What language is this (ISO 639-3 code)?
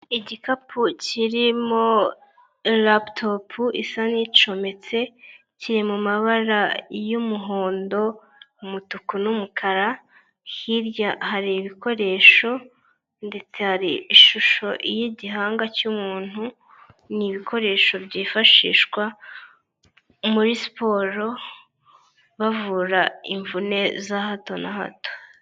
kin